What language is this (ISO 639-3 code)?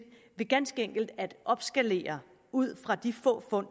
dan